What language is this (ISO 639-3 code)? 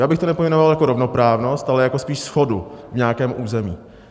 ces